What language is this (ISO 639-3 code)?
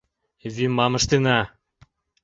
chm